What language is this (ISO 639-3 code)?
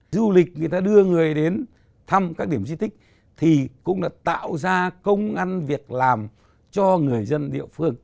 vie